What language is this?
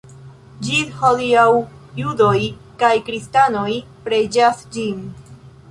Esperanto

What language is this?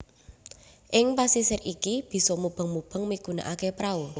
Javanese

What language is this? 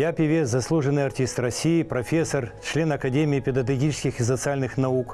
Russian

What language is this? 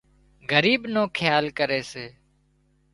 Wadiyara Koli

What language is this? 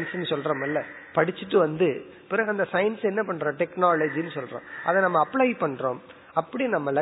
Tamil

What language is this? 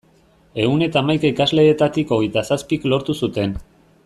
Basque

